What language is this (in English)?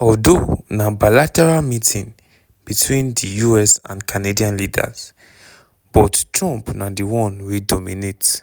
Nigerian Pidgin